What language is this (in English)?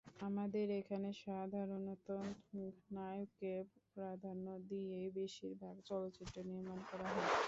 Bangla